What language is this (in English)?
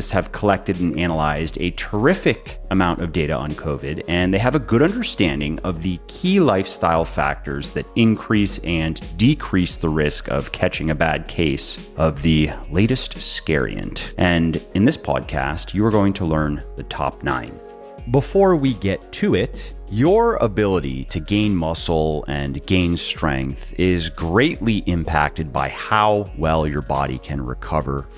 English